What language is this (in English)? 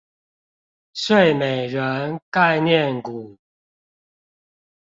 Chinese